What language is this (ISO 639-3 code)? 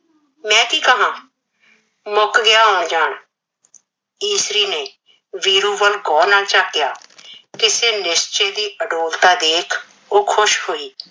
pan